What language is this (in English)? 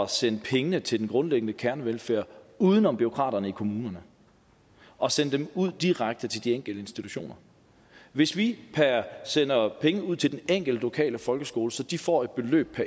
Danish